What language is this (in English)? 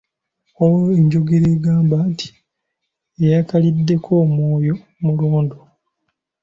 Ganda